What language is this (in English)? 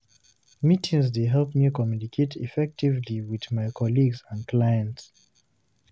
Nigerian Pidgin